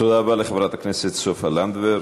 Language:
Hebrew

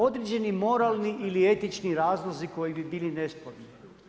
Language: Croatian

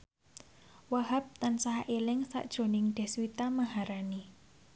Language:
Javanese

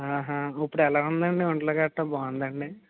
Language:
Telugu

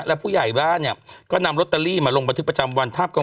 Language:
Thai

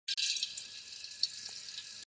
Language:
Czech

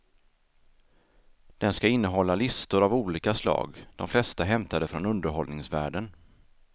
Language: Swedish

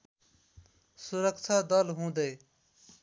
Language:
Nepali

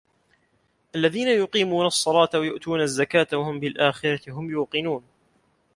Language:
Arabic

